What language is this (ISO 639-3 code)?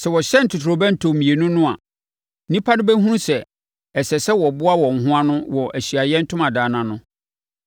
aka